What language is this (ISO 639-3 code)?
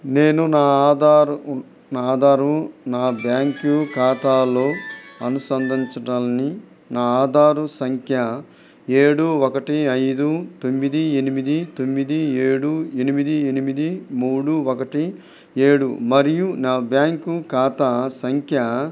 tel